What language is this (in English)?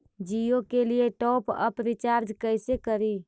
Magahi